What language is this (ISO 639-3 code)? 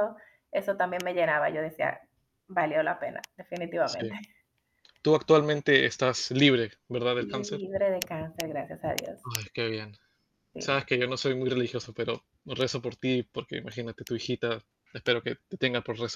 spa